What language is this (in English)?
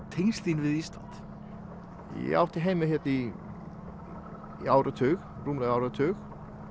Icelandic